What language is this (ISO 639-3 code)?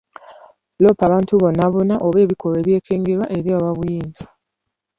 lug